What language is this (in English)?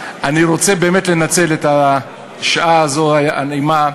Hebrew